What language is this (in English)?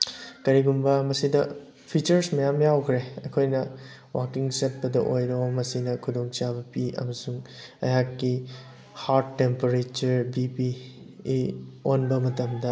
Manipuri